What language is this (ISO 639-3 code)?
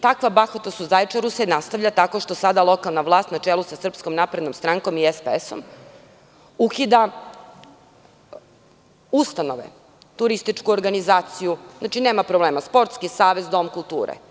srp